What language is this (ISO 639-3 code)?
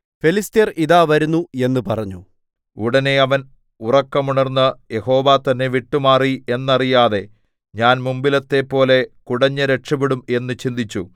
mal